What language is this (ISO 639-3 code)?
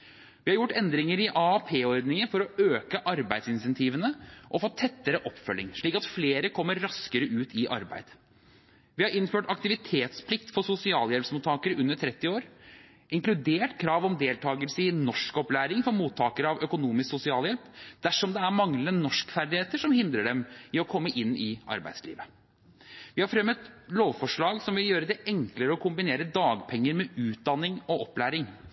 nob